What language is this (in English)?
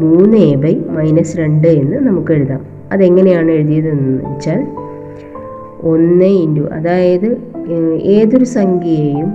Malayalam